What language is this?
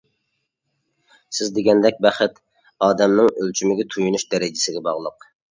Uyghur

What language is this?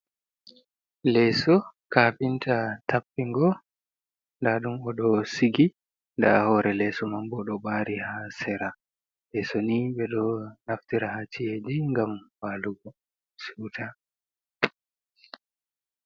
Fula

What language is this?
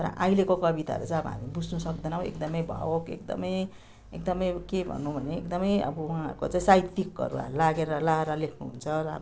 Nepali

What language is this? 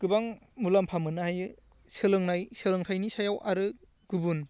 Bodo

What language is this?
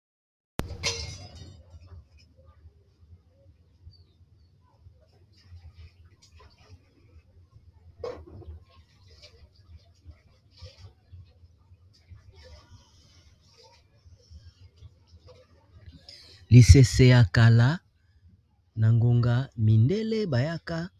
Lingala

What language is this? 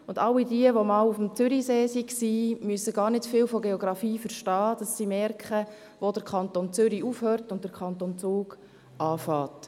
Swiss German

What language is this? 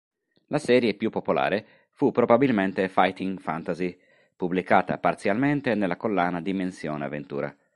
Italian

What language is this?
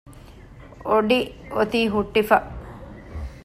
Divehi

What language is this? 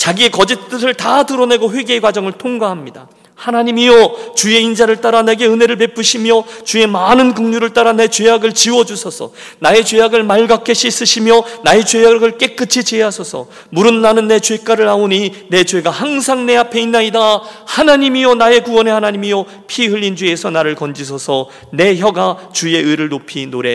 Korean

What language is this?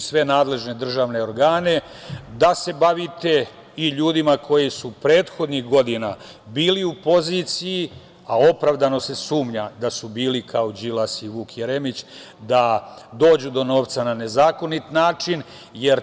Serbian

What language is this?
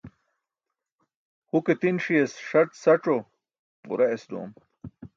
Burushaski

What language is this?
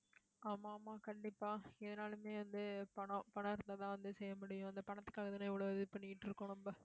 Tamil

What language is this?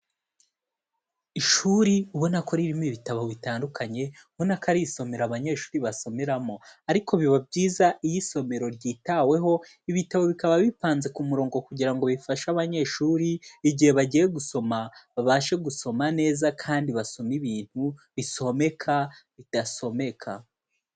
Kinyarwanda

